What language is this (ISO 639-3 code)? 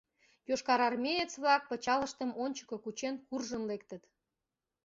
chm